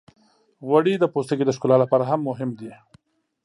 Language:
Pashto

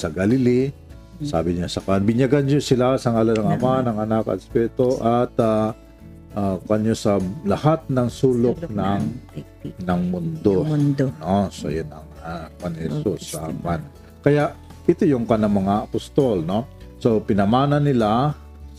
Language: Filipino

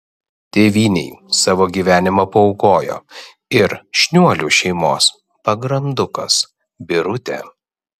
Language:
Lithuanian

